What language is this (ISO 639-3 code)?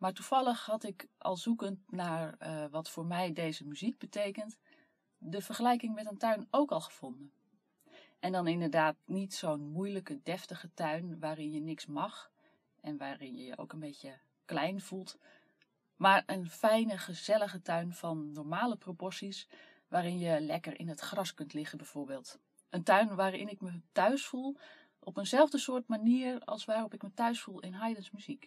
nld